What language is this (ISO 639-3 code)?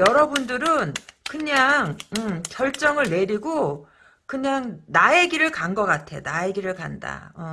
kor